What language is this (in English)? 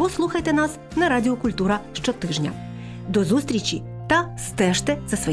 Ukrainian